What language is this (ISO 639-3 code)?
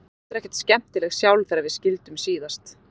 isl